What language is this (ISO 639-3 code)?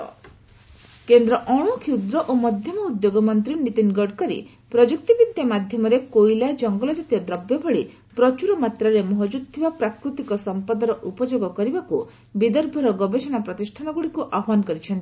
ori